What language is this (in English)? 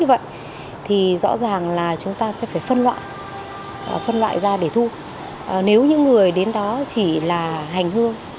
Vietnamese